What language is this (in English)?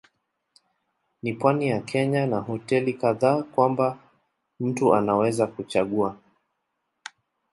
Swahili